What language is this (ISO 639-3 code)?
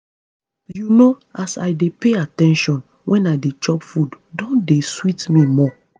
pcm